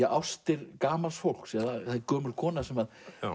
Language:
Icelandic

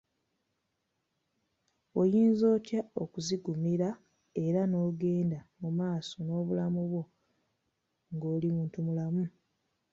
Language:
Ganda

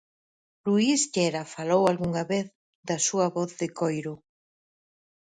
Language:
Galician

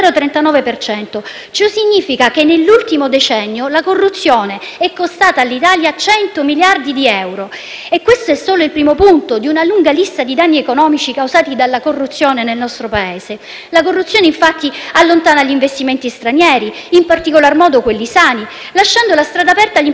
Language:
Italian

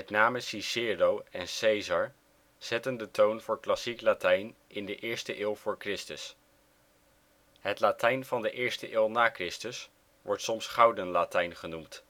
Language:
Dutch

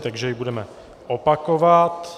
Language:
Czech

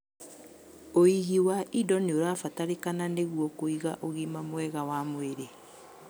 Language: Kikuyu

